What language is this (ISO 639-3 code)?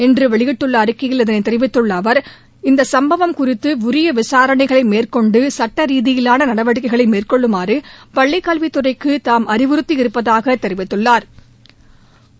tam